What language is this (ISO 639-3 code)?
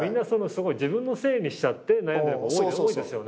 jpn